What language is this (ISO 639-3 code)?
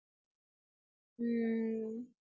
tam